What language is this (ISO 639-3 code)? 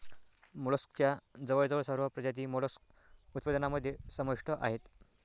mar